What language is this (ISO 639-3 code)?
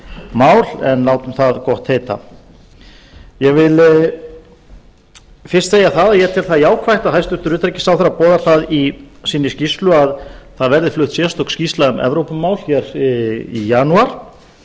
isl